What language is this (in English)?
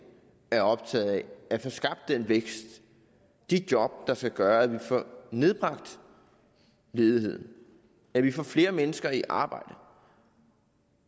Danish